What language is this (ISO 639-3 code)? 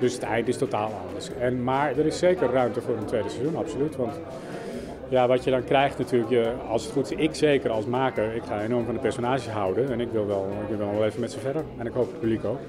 nld